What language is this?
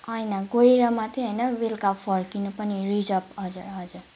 Nepali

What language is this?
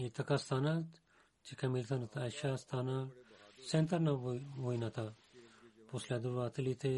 Bulgarian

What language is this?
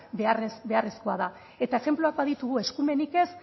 Basque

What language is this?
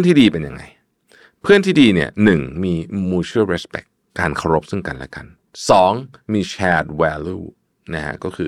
Thai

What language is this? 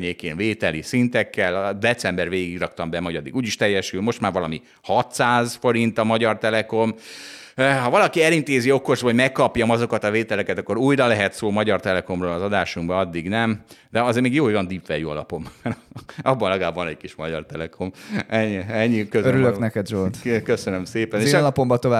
Hungarian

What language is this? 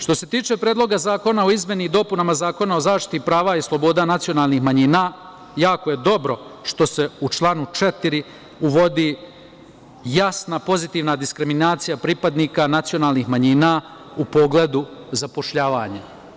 Serbian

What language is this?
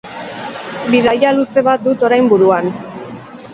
Basque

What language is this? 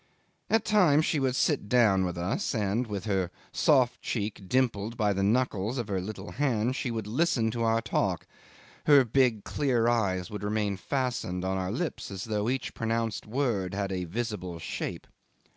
English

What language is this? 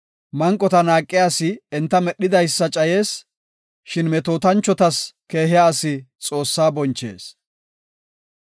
Gofa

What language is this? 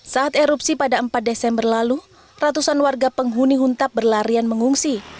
Indonesian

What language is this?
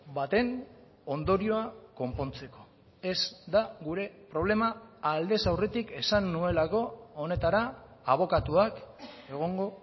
Basque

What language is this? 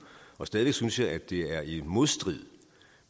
Danish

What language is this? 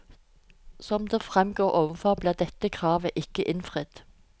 Norwegian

